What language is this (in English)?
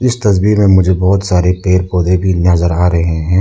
Hindi